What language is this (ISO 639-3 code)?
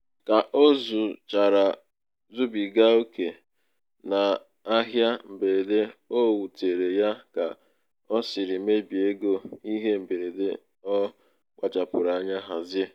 ibo